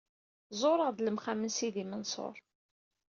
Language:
Kabyle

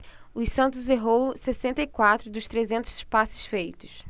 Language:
Portuguese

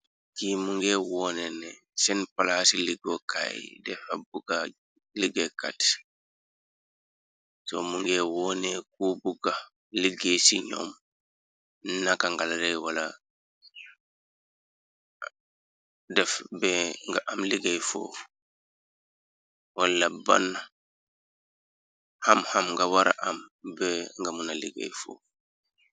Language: Wolof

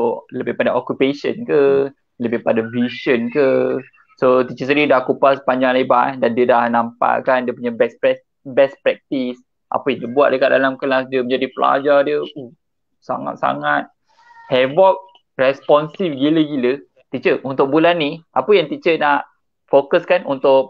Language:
Malay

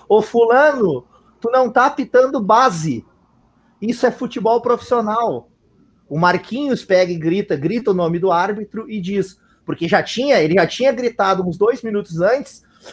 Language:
Portuguese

